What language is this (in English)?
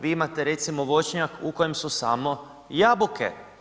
Croatian